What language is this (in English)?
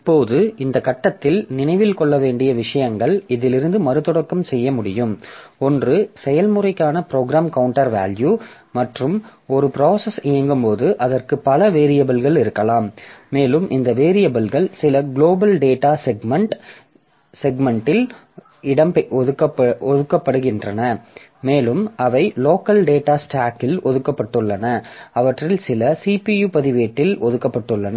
Tamil